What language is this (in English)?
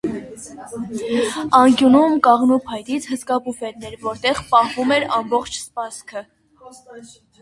Armenian